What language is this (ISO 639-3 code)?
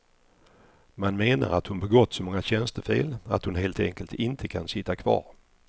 swe